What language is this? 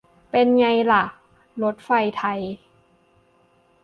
Thai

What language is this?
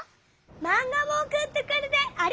Japanese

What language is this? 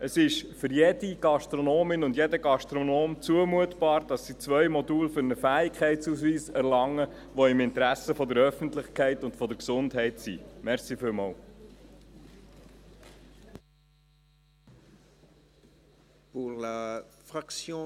Swiss German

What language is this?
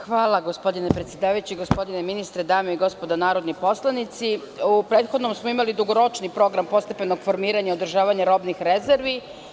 Serbian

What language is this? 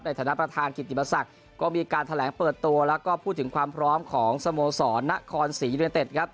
Thai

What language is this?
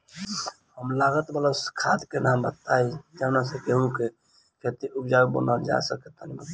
Bhojpuri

